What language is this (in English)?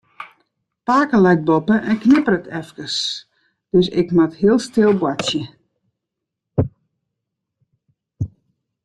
Western Frisian